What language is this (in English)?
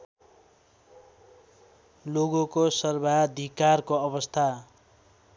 Nepali